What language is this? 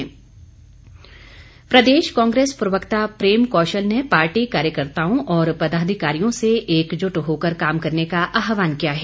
Hindi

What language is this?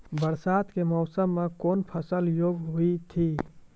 Maithili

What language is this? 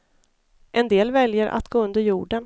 Swedish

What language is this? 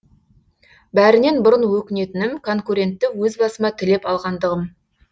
Kazakh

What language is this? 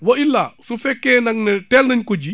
Wolof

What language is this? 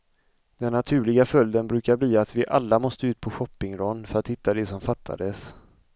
Swedish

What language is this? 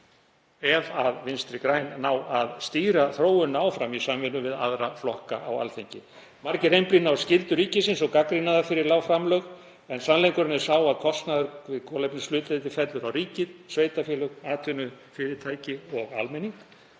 Icelandic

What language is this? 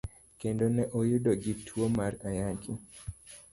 Luo (Kenya and Tanzania)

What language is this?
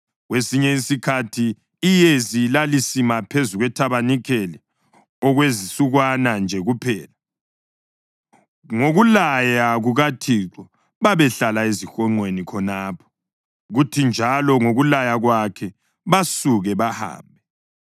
North Ndebele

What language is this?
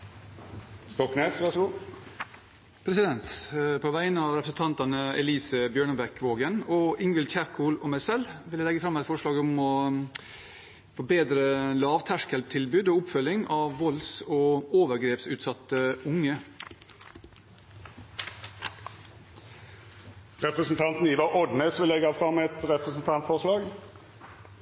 Norwegian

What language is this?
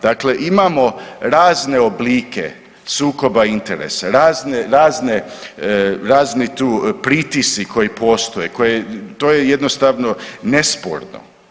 Croatian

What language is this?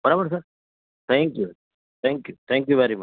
Gujarati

